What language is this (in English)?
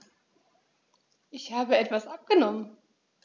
German